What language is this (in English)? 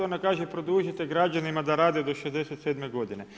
Croatian